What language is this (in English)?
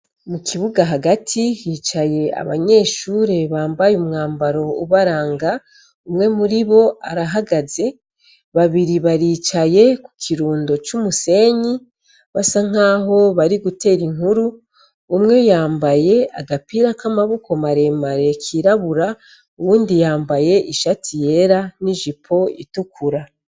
Rundi